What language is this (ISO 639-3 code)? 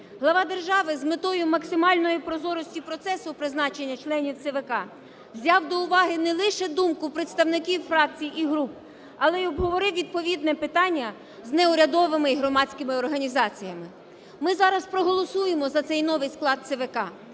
ukr